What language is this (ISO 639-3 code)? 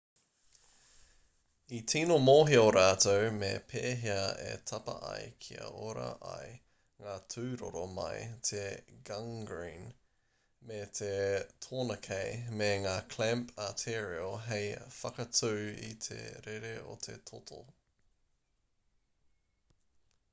mri